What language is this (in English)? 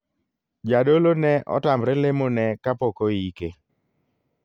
Luo (Kenya and Tanzania)